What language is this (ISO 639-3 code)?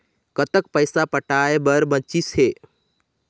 hne